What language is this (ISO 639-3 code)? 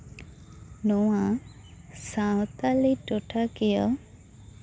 sat